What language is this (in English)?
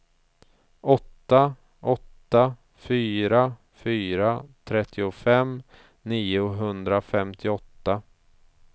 Swedish